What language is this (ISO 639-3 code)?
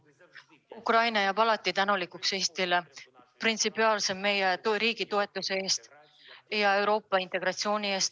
est